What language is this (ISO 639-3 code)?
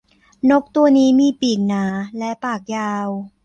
tha